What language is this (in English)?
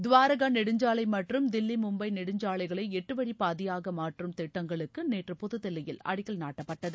Tamil